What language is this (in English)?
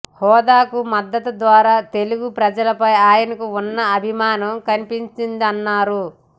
Telugu